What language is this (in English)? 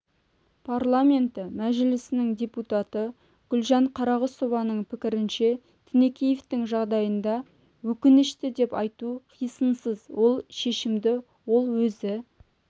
Kazakh